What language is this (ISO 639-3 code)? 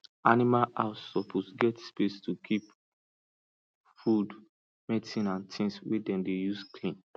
pcm